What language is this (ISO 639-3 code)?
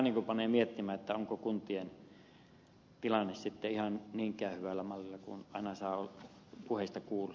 fin